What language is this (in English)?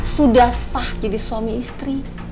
Indonesian